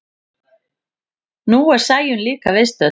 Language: Icelandic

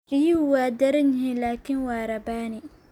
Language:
Somali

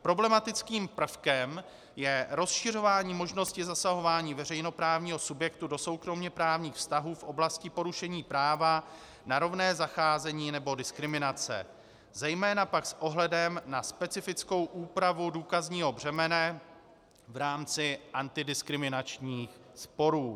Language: Czech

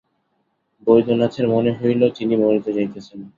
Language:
Bangla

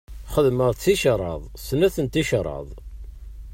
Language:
Kabyle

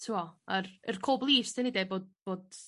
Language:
Welsh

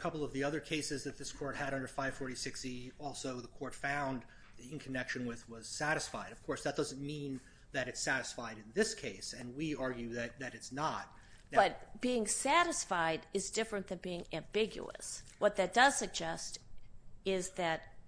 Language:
English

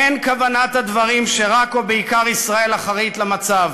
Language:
Hebrew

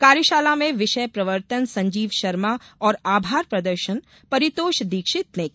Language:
Hindi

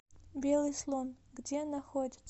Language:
Russian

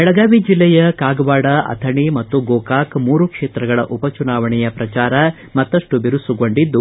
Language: Kannada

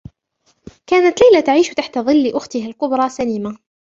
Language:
Arabic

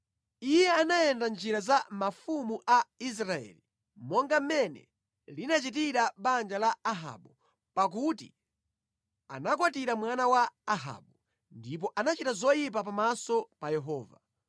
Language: Nyanja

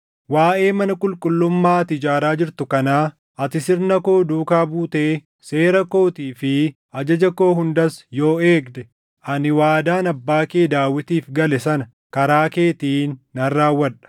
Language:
Oromo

